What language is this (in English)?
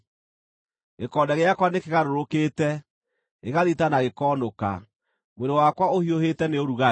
Kikuyu